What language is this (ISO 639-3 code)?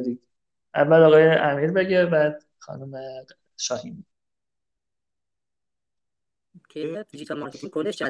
fas